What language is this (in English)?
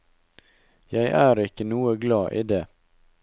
Norwegian